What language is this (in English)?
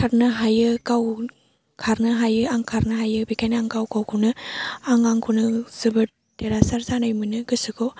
Bodo